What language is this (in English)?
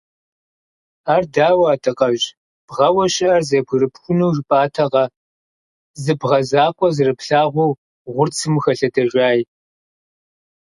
Kabardian